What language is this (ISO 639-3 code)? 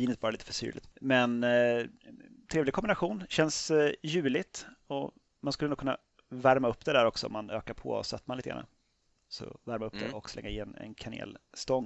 swe